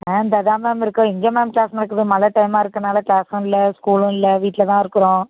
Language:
Tamil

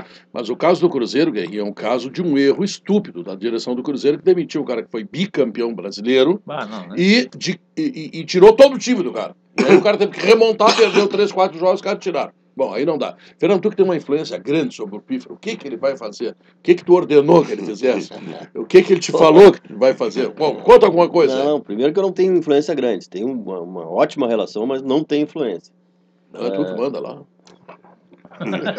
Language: Portuguese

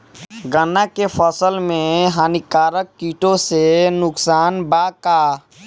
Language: Bhojpuri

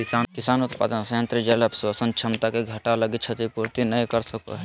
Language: Magahi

